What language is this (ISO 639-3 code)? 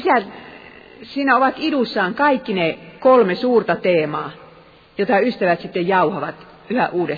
fin